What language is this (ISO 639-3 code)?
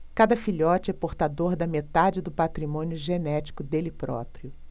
por